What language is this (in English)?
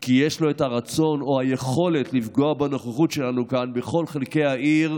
Hebrew